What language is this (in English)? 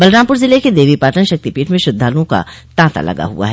Hindi